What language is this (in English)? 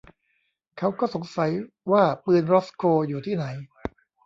Thai